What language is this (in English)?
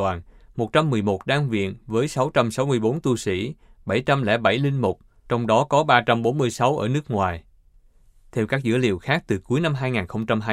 Vietnamese